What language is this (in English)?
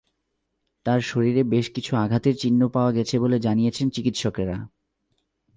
Bangla